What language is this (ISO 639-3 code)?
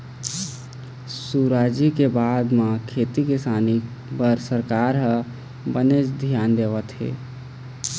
hne